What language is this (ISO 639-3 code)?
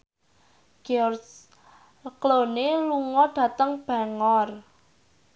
jav